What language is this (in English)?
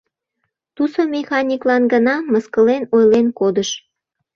Mari